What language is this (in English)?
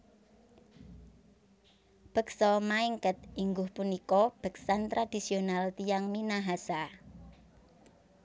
Javanese